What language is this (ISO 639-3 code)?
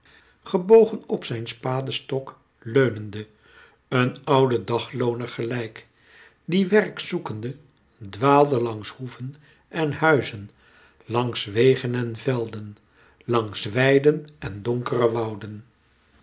nld